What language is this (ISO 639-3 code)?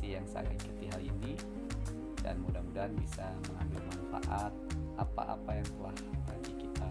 ind